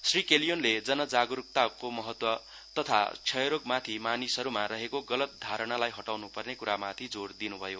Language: Nepali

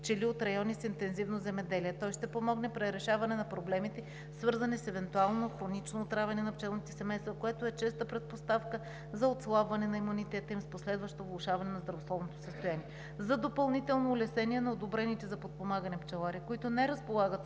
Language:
Bulgarian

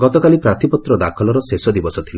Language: Odia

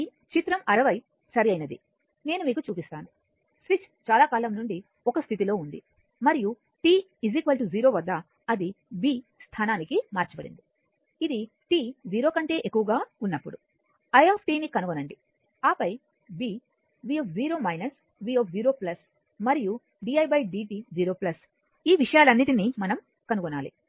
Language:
Telugu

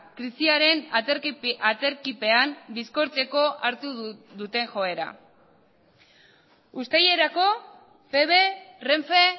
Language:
Basque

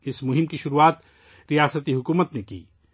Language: Urdu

